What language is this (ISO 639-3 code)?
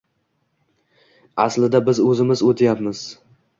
uzb